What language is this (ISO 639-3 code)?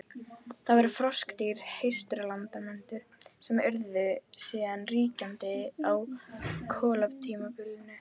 isl